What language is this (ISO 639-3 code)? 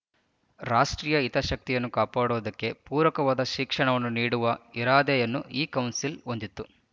kan